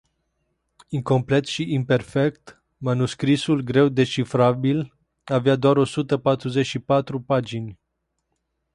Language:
Romanian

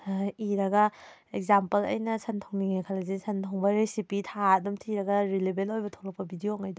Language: Manipuri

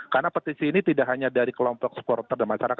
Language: Indonesian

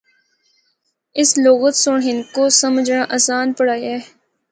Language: Northern Hindko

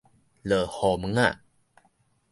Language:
Min Nan Chinese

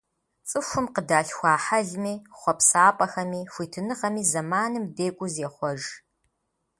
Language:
Kabardian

